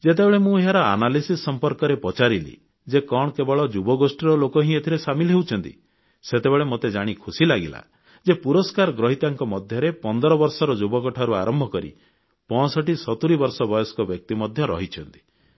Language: Odia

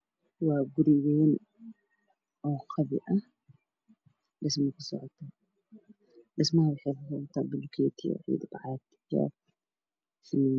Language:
Somali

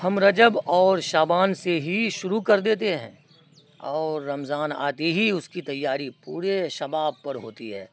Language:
Urdu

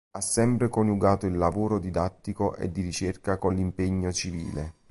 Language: Italian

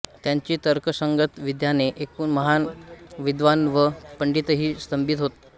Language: Marathi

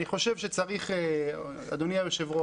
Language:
Hebrew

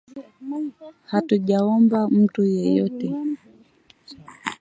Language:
Swahili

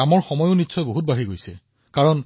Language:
Assamese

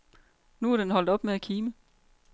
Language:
Danish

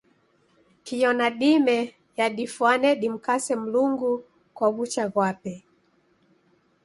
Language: Taita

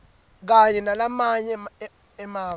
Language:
Swati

